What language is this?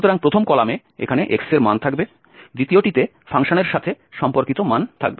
Bangla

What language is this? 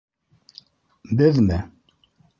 Bashkir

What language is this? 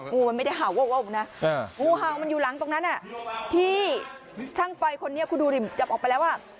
Thai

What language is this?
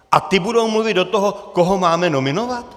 Czech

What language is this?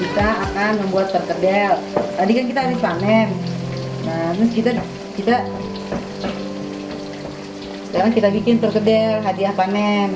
Indonesian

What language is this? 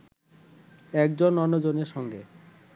Bangla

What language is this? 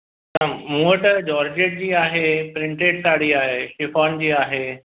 Sindhi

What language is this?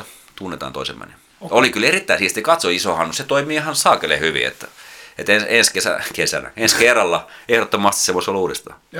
Finnish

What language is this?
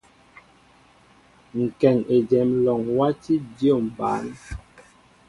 Mbo (Cameroon)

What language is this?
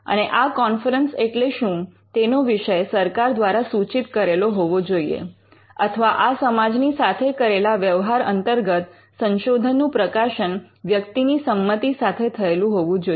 Gujarati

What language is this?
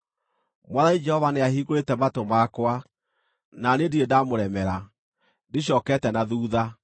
Kikuyu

